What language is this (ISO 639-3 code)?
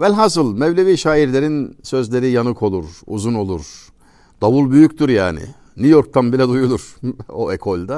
tur